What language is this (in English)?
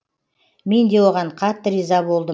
Kazakh